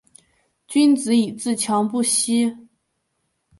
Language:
Chinese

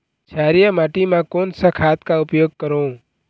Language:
Chhattisgarhi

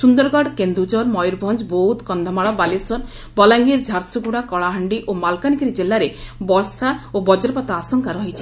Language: Odia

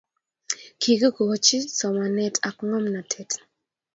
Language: Kalenjin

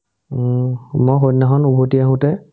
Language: Assamese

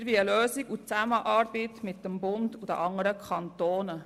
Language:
Swiss German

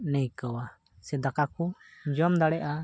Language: Santali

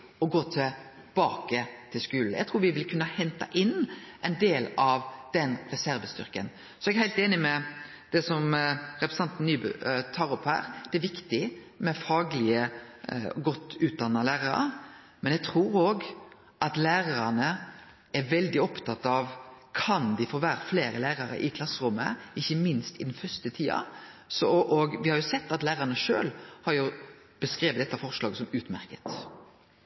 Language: Norwegian Nynorsk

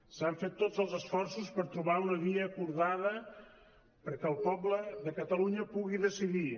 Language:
Catalan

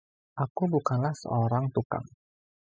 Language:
Indonesian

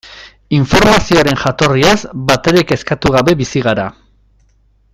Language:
Basque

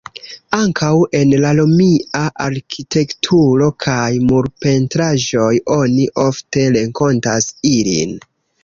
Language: Esperanto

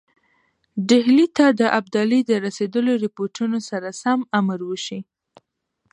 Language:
Pashto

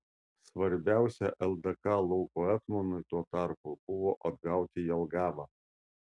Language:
Lithuanian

